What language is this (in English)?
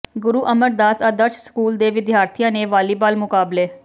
Punjabi